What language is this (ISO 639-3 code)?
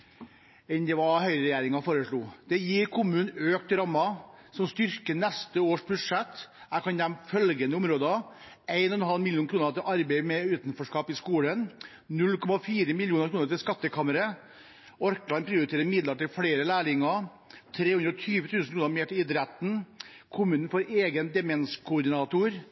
nob